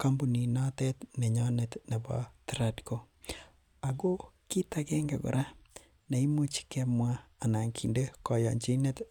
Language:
Kalenjin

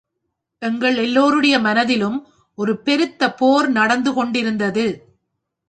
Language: Tamil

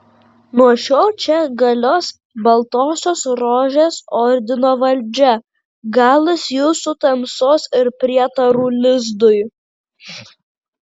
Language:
Lithuanian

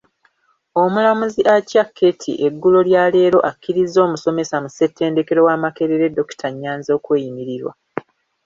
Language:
Ganda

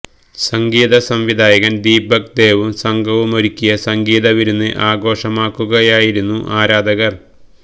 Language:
Malayalam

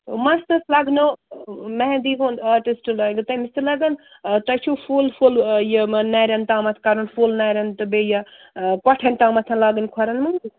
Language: Kashmiri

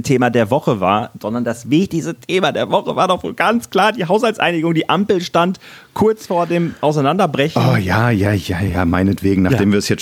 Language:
German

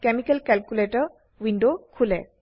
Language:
Assamese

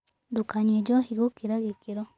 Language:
Kikuyu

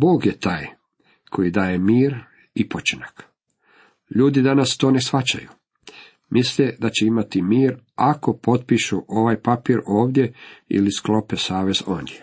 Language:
Croatian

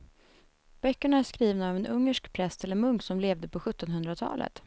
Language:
Swedish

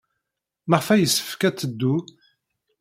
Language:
Kabyle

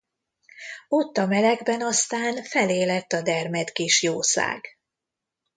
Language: Hungarian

